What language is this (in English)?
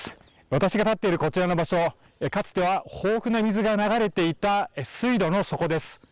Japanese